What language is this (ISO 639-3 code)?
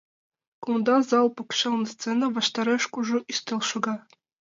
chm